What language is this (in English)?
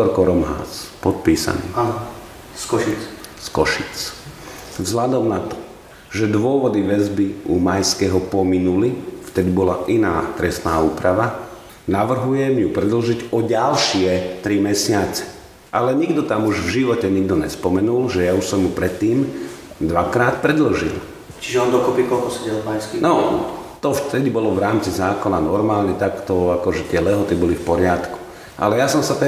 Slovak